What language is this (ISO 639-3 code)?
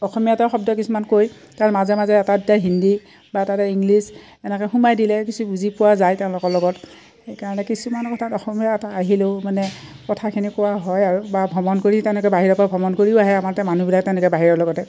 asm